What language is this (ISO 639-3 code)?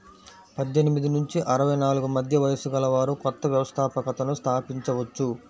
tel